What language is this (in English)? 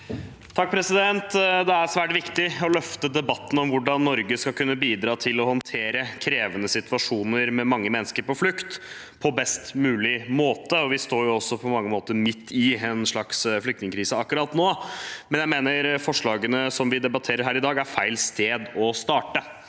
Norwegian